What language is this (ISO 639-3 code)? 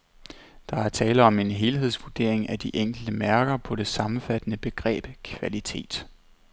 dan